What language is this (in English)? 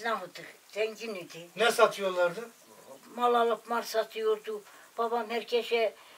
Turkish